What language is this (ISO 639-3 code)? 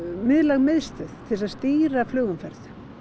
isl